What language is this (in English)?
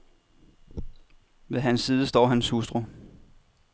Danish